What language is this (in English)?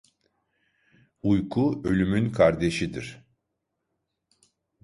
Turkish